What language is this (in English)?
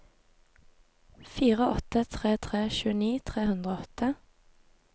Norwegian